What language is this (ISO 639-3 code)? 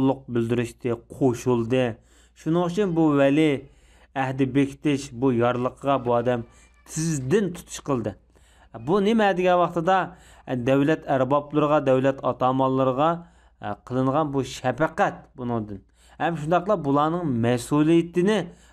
tur